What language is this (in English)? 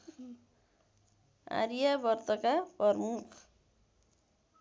Nepali